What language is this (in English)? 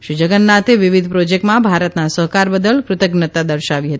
Gujarati